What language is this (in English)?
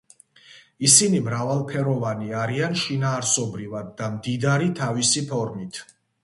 Georgian